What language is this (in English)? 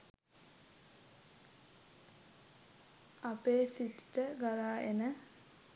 Sinhala